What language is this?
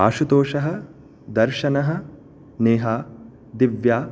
Sanskrit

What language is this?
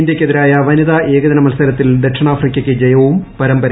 Malayalam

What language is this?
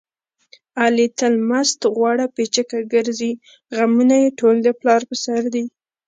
Pashto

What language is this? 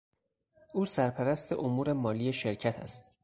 Persian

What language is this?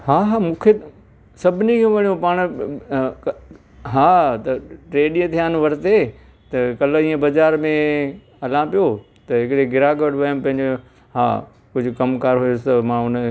Sindhi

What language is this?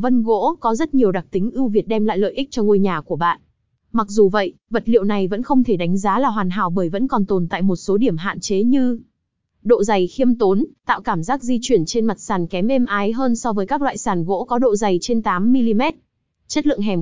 Vietnamese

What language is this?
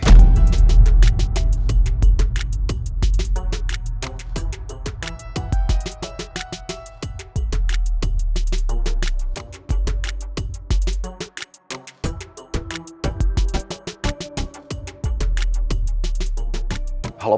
Indonesian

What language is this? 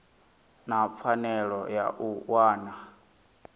Venda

